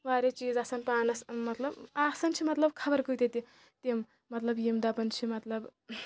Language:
Kashmiri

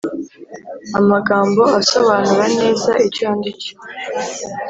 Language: Kinyarwanda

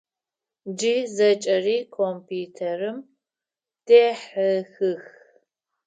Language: Adyghe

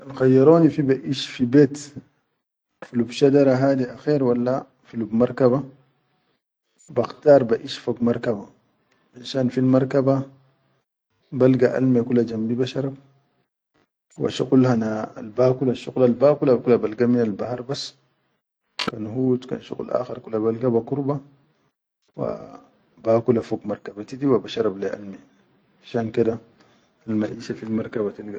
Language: Chadian Arabic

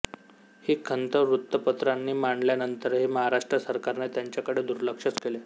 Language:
Marathi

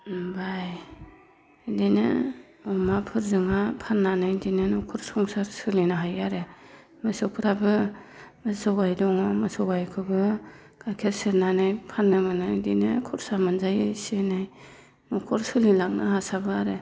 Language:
Bodo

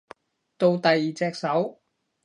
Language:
Cantonese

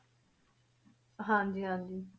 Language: Punjabi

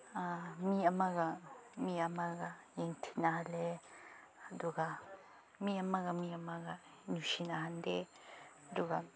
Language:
Manipuri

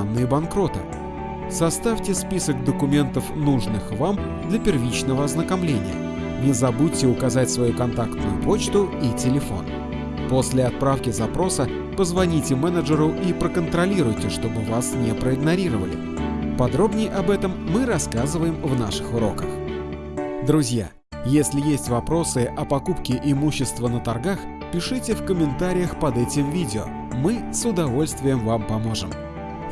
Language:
Russian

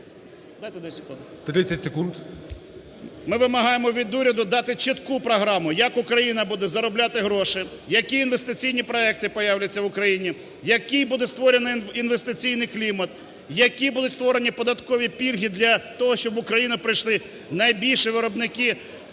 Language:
Ukrainian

